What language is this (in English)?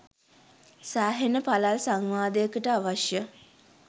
Sinhala